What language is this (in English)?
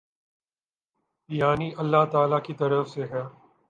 Urdu